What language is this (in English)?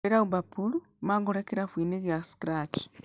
Kikuyu